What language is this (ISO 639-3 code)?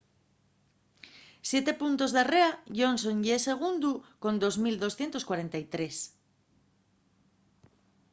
ast